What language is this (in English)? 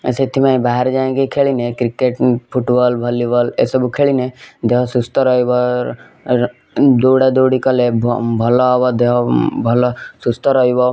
Odia